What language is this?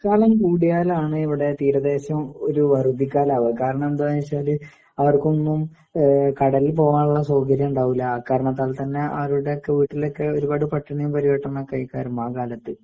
Malayalam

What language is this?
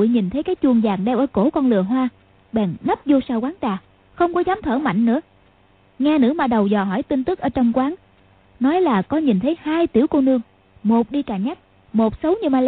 Vietnamese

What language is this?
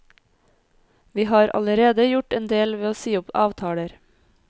Norwegian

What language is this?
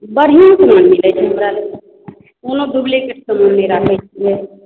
Maithili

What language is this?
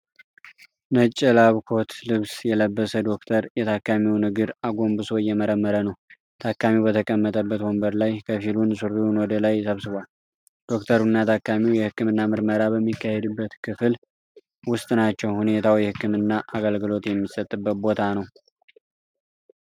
Amharic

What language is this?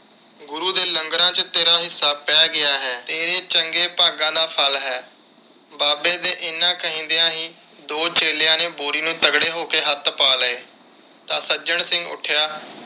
Punjabi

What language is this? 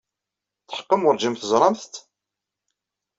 Kabyle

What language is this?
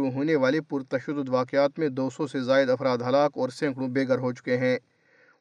Urdu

